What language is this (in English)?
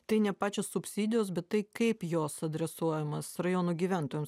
Lithuanian